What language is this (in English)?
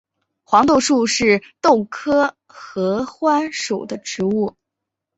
Chinese